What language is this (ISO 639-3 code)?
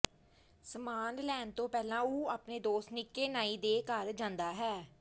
pan